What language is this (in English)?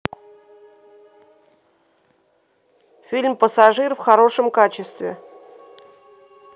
Russian